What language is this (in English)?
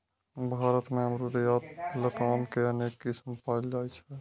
Maithili